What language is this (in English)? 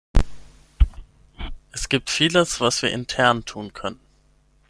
German